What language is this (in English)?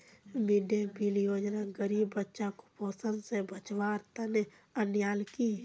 Magahi